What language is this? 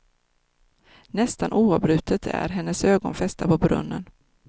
Swedish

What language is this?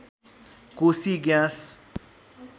Nepali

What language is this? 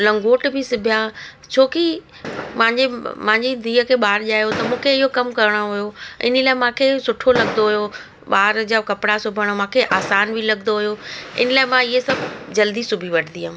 Sindhi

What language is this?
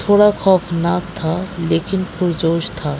Urdu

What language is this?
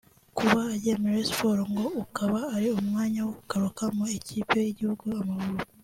Kinyarwanda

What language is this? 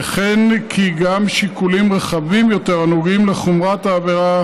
Hebrew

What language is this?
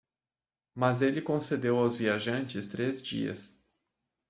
Portuguese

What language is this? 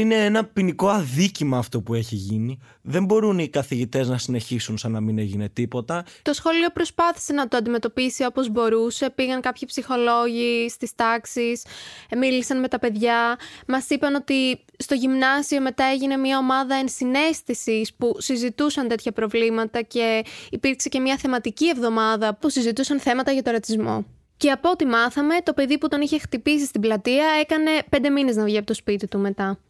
Greek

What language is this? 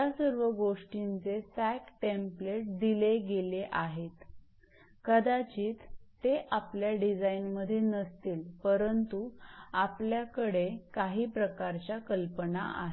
Marathi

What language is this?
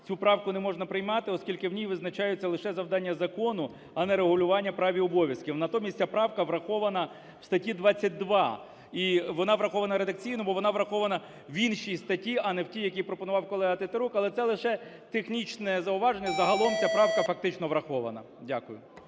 Ukrainian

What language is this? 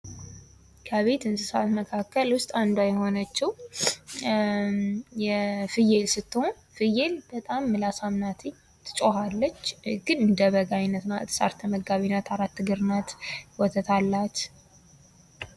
Amharic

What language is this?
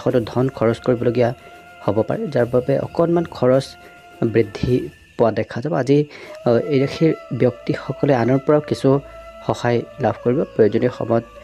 Korean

